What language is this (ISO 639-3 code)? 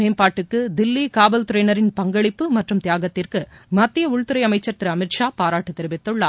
tam